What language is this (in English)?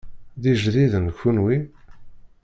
Kabyle